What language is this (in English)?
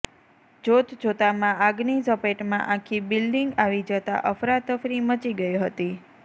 Gujarati